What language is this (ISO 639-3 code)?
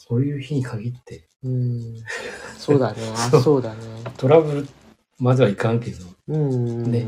jpn